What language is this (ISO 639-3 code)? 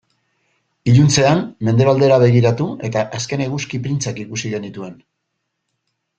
eus